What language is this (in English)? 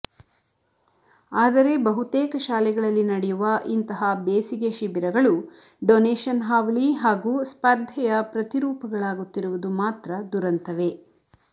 Kannada